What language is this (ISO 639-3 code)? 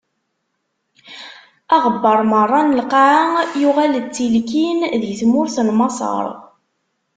kab